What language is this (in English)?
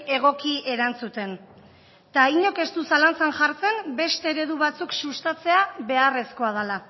Basque